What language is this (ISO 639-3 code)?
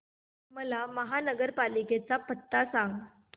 mar